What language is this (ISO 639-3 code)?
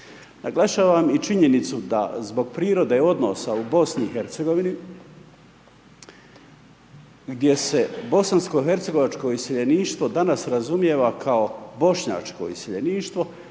hrv